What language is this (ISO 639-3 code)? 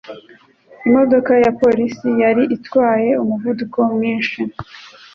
kin